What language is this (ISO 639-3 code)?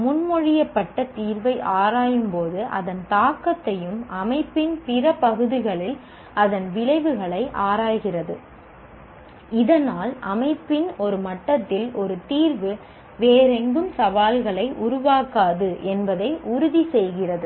tam